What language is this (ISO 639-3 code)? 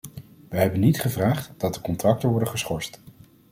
nld